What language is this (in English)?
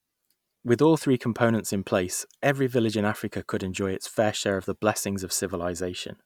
English